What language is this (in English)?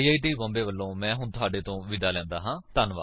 Punjabi